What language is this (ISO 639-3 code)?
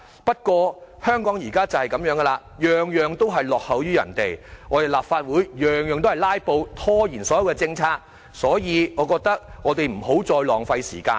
yue